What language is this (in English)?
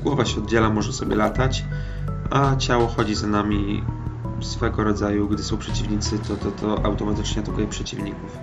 Polish